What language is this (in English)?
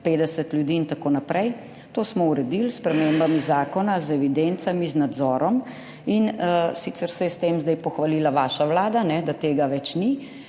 Slovenian